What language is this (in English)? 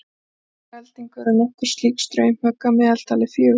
Icelandic